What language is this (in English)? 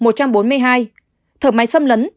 Vietnamese